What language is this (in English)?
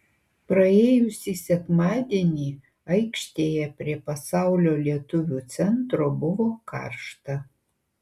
Lithuanian